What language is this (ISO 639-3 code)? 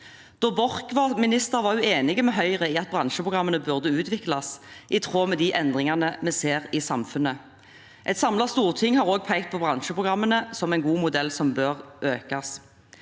nor